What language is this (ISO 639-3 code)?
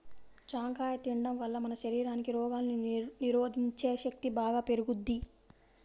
tel